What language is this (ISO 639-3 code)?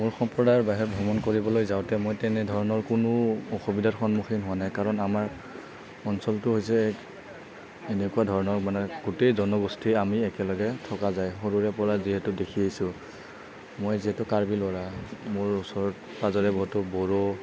asm